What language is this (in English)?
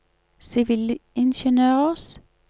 Norwegian